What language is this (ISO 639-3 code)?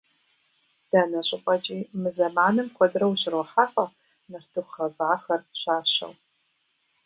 kbd